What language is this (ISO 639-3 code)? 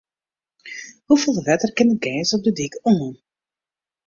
fry